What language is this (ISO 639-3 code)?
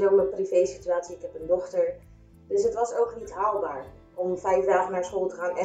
nld